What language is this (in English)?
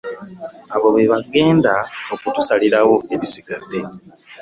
Ganda